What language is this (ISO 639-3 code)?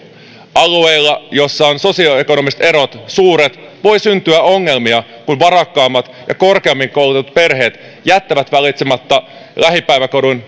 fin